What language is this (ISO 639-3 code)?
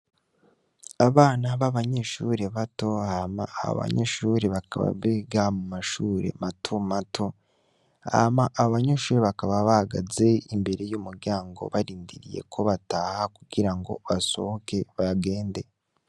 run